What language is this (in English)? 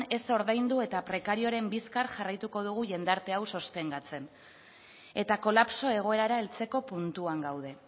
Basque